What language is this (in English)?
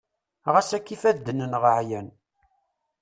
Kabyle